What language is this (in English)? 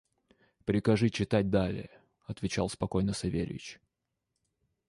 Russian